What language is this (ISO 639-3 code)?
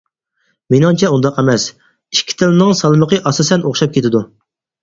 uig